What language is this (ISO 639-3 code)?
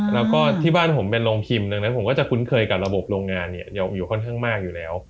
tha